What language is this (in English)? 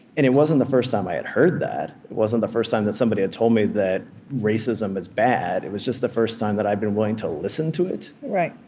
English